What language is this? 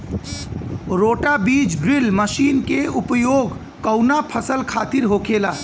Bhojpuri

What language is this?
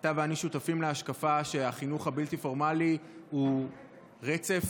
Hebrew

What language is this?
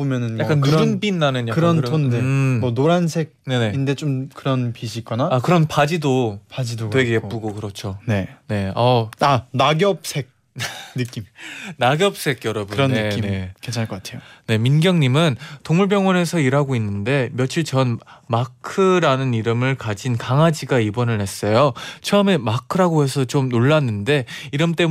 Korean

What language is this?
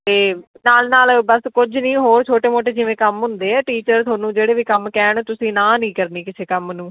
Punjabi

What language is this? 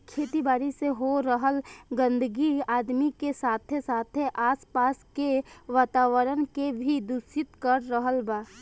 Bhojpuri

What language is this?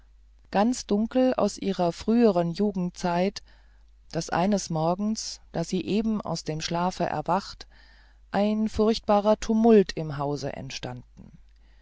German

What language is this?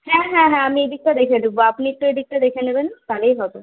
Bangla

